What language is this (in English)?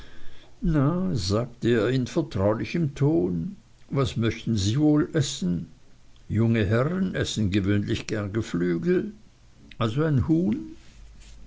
German